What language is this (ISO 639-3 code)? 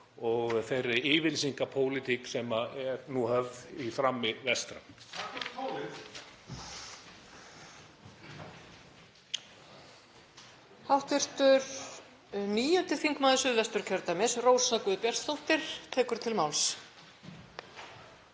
isl